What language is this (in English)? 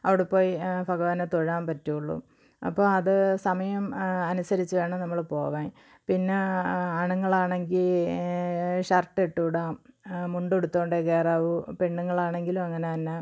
Malayalam